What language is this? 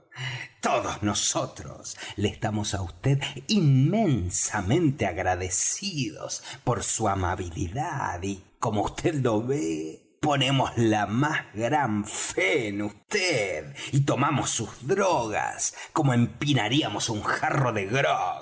Spanish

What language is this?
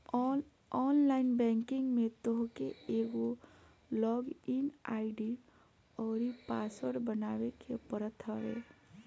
Bhojpuri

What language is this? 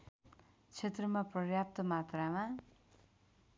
Nepali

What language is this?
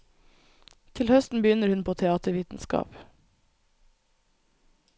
Norwegian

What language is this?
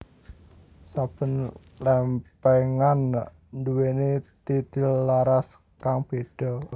Javanese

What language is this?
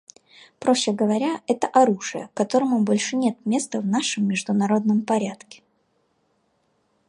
Russian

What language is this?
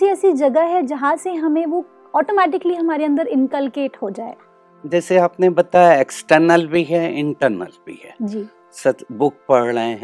Hindi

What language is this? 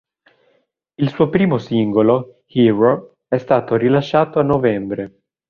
Italian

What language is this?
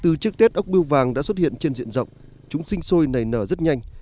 Vietnamese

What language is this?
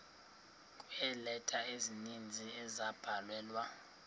Xhosa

